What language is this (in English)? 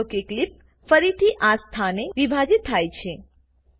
Gujarati